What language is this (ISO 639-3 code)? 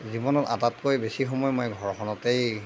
asm